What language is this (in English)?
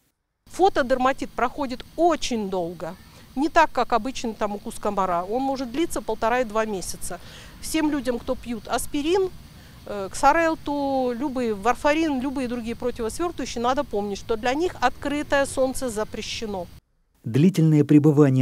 Russian